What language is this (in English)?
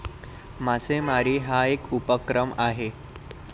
Marathi